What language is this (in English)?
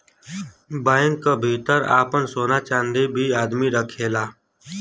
Bhojpuri